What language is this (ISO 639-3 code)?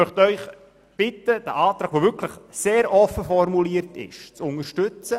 gsw